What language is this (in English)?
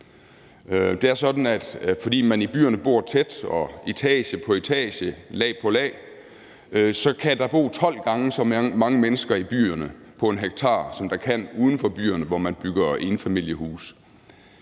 Danish